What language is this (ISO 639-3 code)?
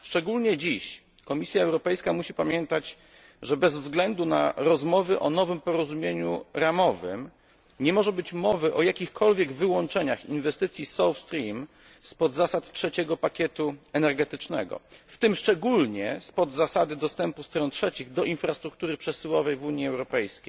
pol